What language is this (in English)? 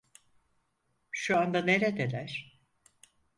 Turkish